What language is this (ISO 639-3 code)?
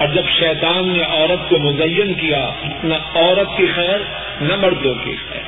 urd